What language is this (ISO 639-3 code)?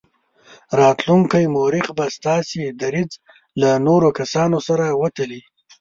pus